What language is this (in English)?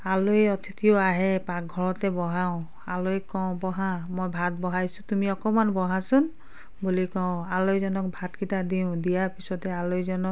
Assamese